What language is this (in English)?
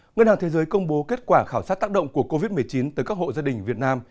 Vietnamese